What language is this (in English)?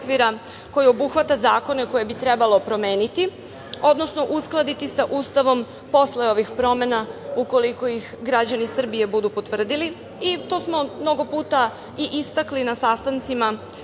Serbian